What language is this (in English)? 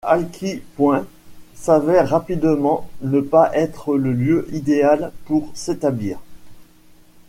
French